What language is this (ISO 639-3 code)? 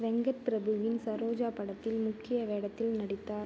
tam